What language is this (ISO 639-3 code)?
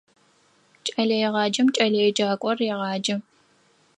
ady